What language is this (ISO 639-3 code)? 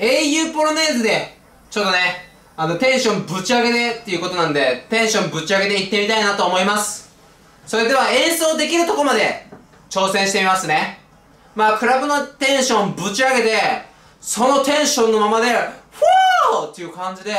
jpn